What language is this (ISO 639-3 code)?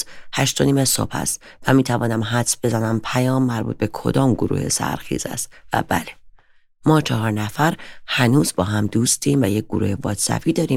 fas